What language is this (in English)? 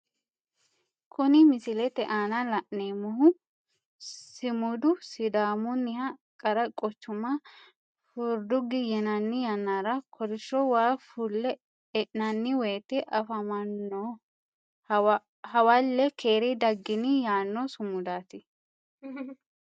Sidamo